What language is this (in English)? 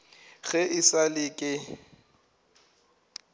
Northern Sotho